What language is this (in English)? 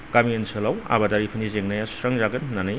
Bodo